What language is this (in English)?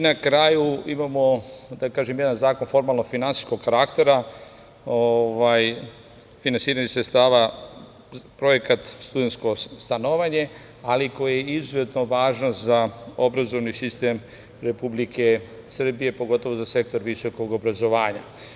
Serbian